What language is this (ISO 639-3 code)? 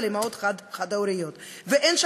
heb